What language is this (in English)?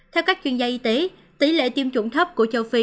Vietnamese